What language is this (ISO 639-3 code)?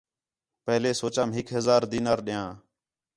xhe